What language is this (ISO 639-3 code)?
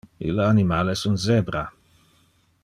ina